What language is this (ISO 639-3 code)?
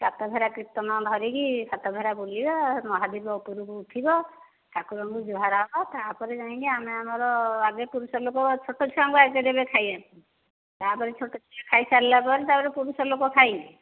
ori